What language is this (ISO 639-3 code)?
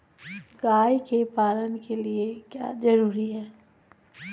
mag